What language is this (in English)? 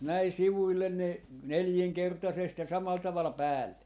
Finnish